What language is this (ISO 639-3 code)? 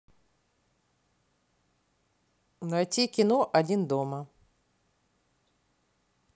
rus